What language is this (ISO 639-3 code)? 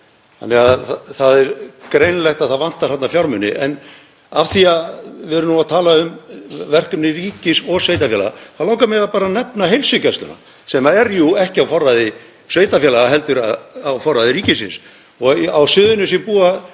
isl